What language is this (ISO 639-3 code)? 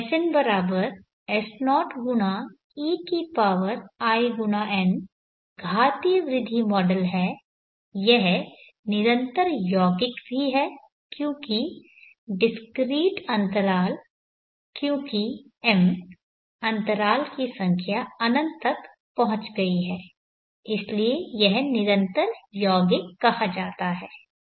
hin